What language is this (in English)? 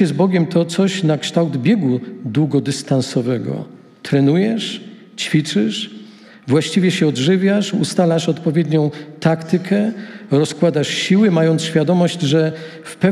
Polish